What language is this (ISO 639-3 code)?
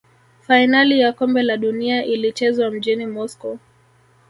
swa